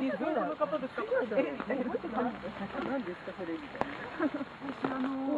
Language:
Japanese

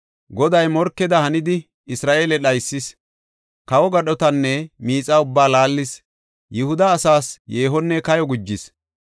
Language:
Gofa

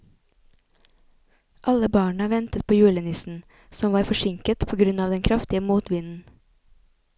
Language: Norwegian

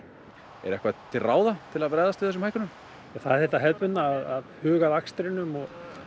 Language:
Icelandic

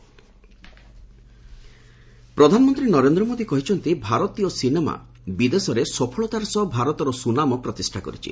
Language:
Odia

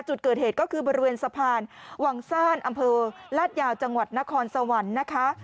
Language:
Thai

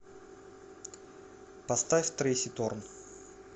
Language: Russian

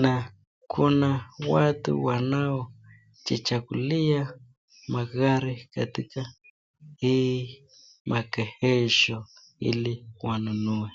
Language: Swahili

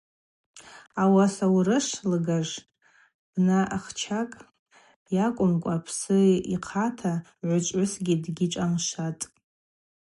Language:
Abaza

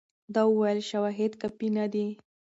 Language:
Pashto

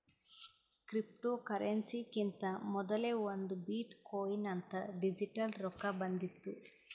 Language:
Kannada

